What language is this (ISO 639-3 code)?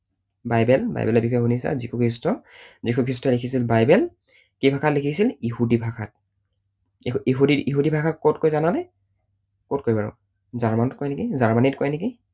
asm